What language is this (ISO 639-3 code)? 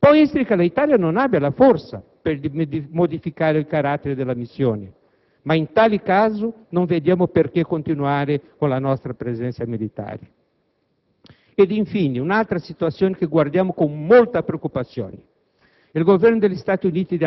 ita